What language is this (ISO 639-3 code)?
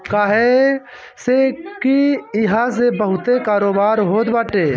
bho